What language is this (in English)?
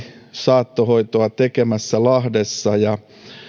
Finnish